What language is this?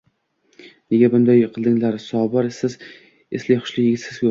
Uzbek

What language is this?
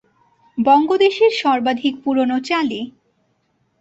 Bangla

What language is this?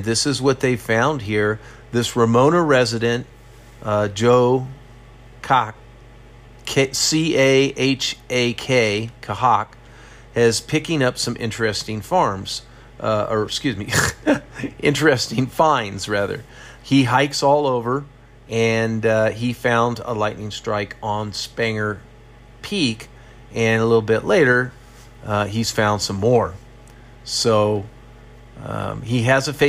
English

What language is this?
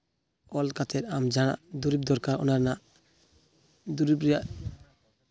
Santali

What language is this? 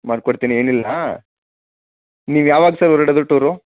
Kannada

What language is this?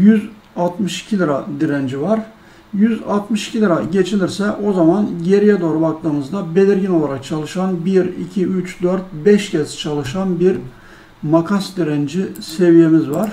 Turkish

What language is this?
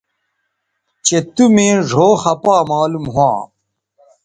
Bateri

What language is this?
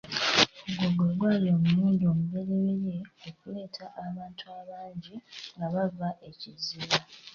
Ganda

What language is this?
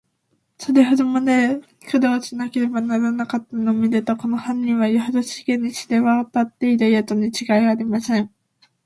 Japanese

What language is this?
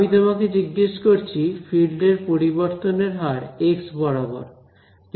Bangla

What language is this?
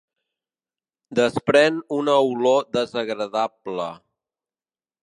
Catalan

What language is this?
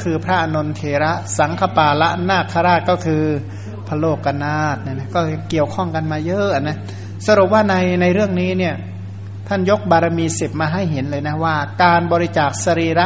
Thai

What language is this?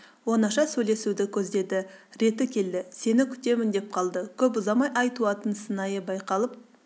Kazakh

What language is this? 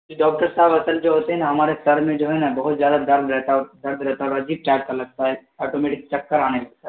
Urdu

